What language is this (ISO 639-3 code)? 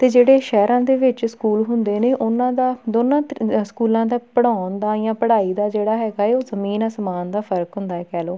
pan